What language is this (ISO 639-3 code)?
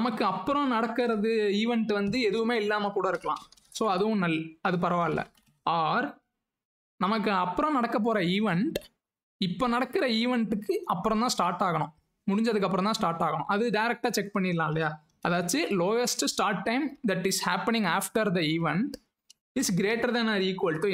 tam